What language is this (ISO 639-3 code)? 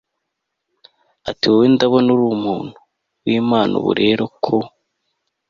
kin